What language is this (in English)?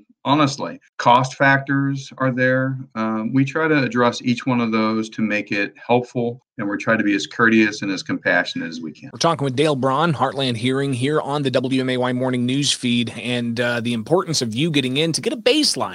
English